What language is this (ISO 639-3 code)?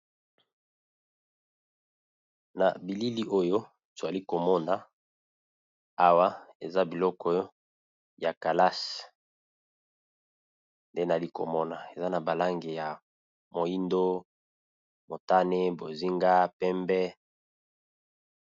lin